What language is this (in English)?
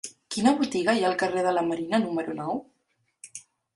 Catalan